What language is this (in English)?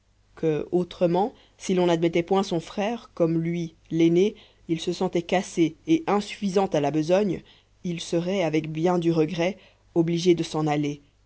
French